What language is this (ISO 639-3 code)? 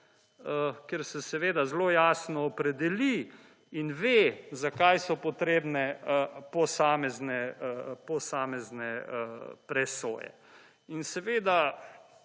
slv